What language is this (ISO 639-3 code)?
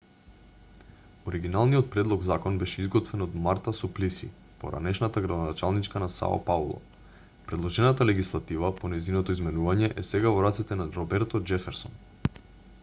mkd